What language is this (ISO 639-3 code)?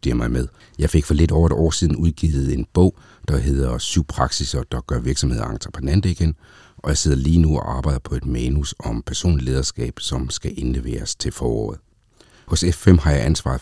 dan